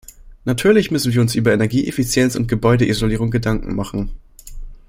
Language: German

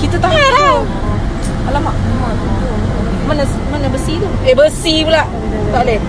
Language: Malay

